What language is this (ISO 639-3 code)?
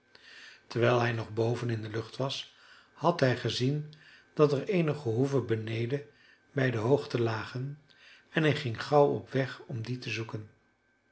nld